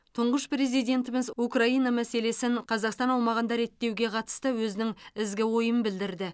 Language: Kazakh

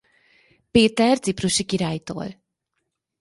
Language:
Hungarian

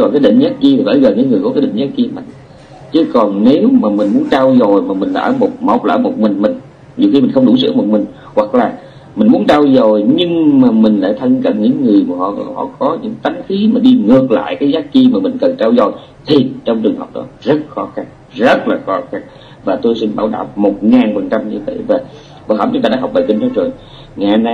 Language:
Vietnamese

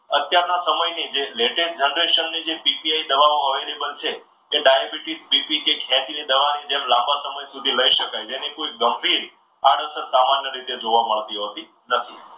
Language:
Gujarati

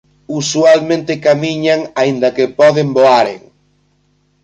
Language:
Galician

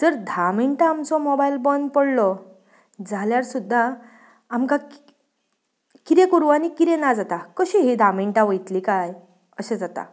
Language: Konkani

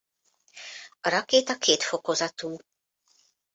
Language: Hungarian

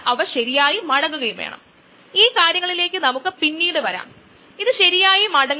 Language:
Malayalam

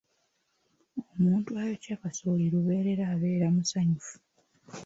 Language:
Ganda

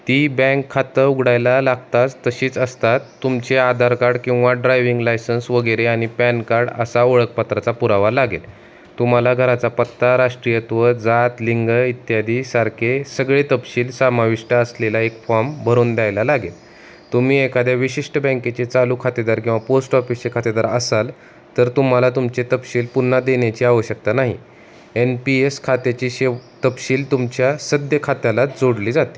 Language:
Marathi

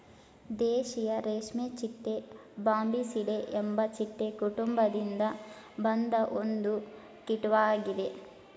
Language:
Kannada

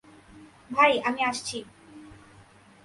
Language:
Bangla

